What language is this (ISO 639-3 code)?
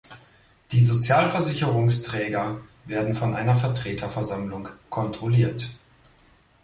deu